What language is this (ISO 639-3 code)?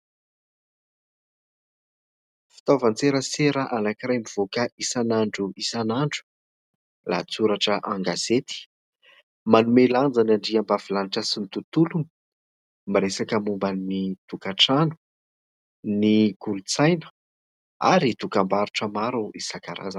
mlg